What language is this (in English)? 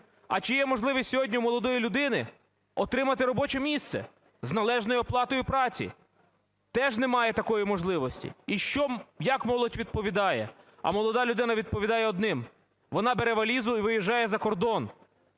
Ukrainian